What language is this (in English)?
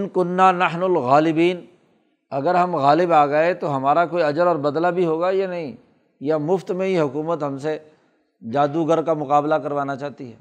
Urdu